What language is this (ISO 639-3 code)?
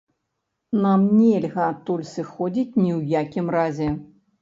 bel